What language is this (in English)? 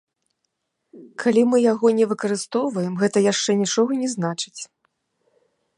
Belarusian